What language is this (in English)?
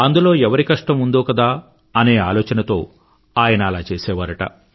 Telugu